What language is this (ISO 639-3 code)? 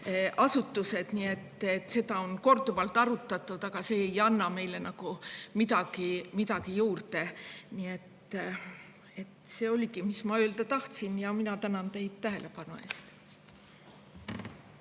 est